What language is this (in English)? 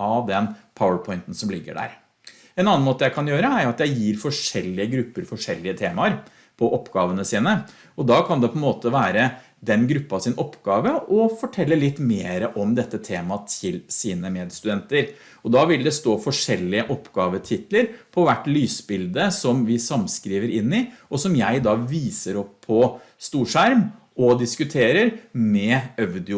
Norwegian